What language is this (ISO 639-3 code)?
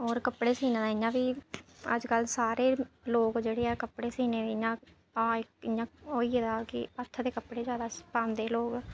doi